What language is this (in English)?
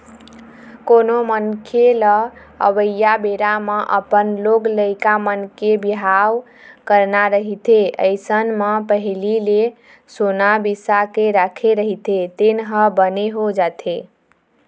Chhattisgarhi